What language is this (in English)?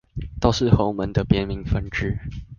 Chinese